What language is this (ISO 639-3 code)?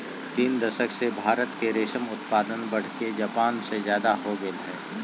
mag